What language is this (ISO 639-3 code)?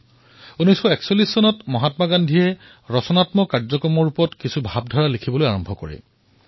asm